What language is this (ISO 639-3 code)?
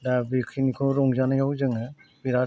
brx